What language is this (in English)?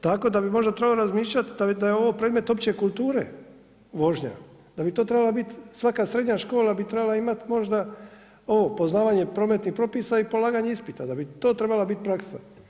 Croatian